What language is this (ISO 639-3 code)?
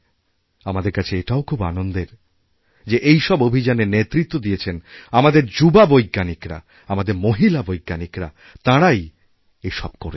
ben